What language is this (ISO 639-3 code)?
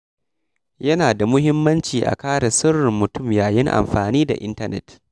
hau